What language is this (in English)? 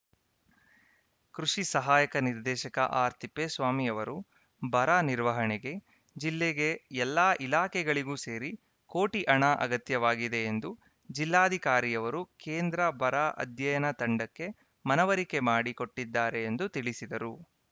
Kannada